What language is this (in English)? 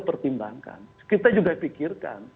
Indonesian